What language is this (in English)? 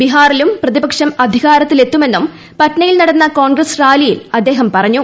Malayalam